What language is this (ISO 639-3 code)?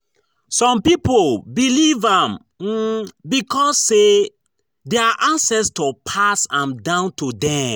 pcm